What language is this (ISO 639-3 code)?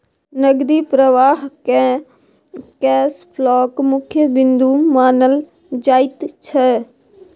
mai